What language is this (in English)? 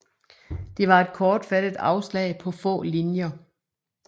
Danish